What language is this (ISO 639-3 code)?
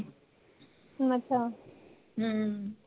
pan